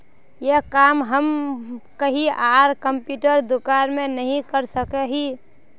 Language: Magahi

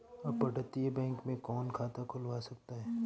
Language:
Hindi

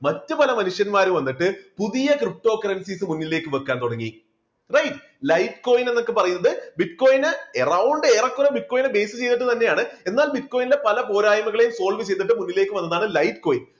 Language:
Malayalam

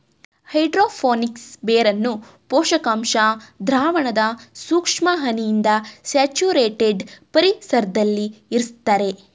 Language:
Kannada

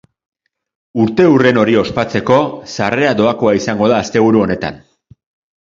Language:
Basque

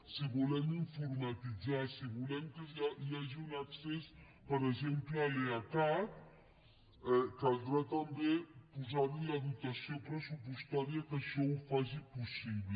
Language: Catalan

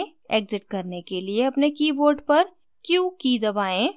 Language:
Hindi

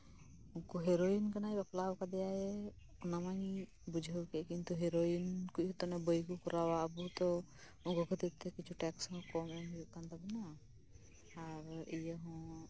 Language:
Santali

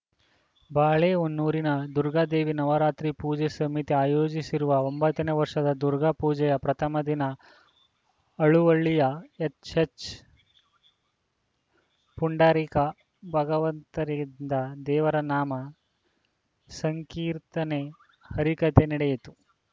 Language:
Kannada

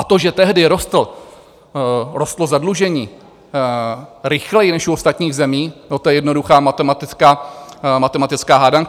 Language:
Czech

